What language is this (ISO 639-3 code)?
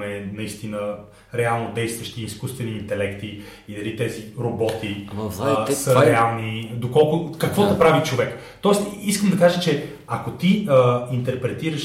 bul